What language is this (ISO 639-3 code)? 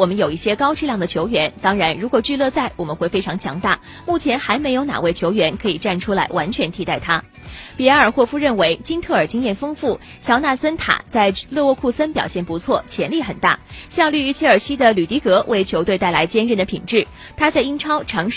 zho